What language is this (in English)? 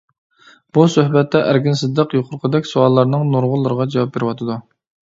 Uyghur